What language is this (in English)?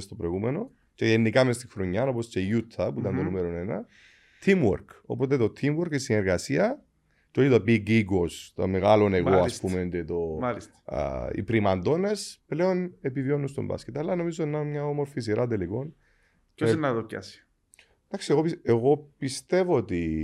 Greek